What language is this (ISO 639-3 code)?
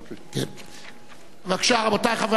heb